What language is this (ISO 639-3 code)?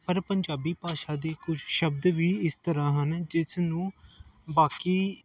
pan